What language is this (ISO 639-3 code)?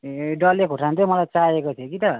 nep